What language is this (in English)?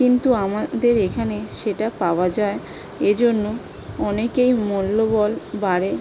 Bangla